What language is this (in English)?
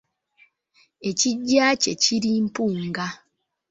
Ganda